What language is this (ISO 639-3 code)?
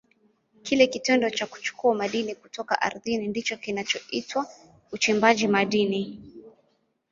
swa